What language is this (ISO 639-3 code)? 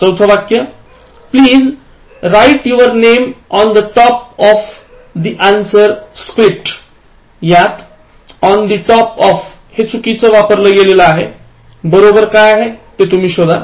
mar